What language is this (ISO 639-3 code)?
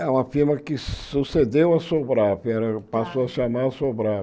por